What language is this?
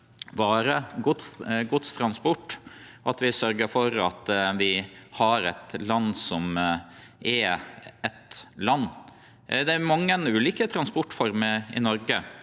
Norwegian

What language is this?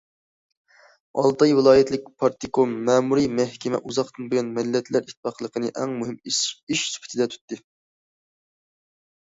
Uyghur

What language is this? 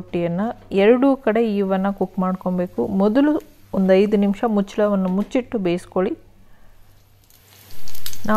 Arabic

